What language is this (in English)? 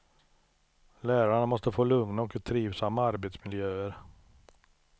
Swedish